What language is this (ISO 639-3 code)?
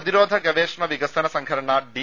mal